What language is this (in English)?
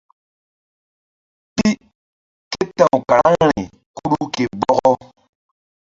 Mbum